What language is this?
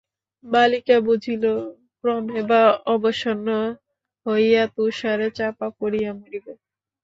Bangla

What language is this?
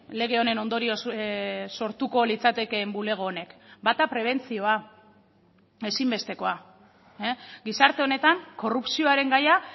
Basque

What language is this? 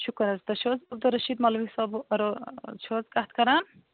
Kashmiri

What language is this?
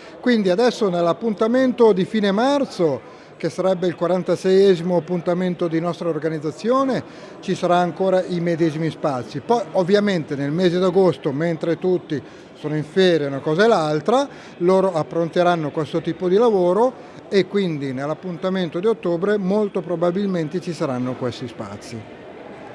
Italian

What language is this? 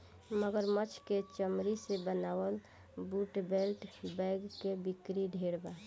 Bhojpuri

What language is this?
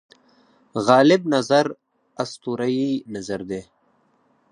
Pashto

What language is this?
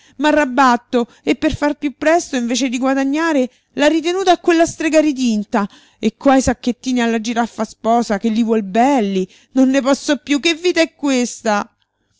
Italian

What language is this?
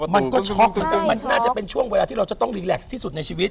Thai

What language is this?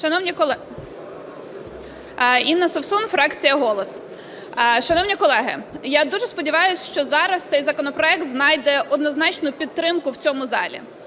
Ukrainian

